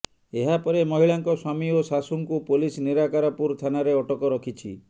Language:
Odia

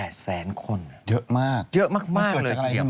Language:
Thai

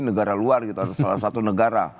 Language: Indonesian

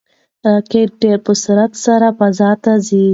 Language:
Pashto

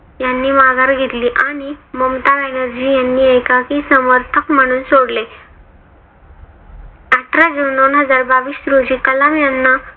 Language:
Marathi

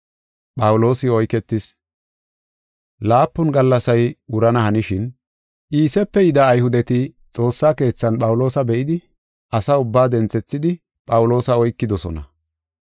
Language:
Gofa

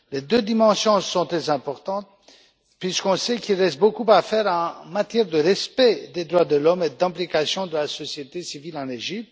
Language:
French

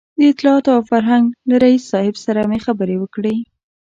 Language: Pashto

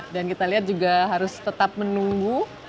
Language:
Indonesian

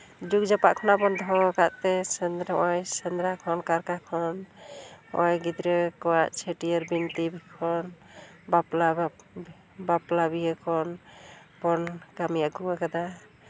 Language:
Santali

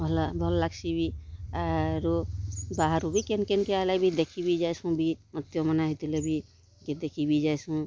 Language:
Odia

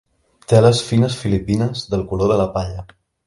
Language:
Catalan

